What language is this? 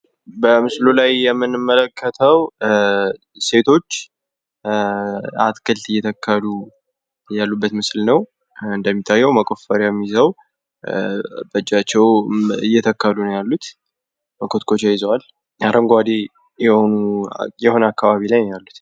Amharic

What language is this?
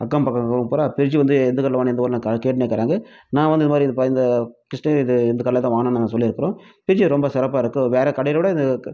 Tamil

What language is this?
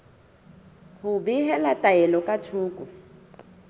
Southern Sotho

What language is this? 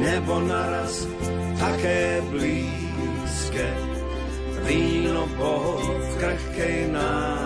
Slovak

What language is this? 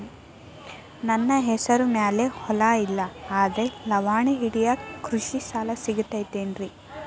Kannada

